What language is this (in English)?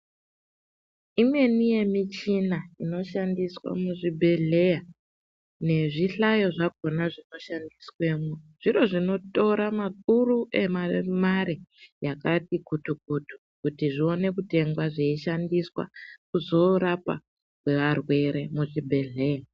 Ndau